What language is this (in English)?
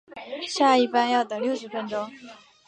Chinese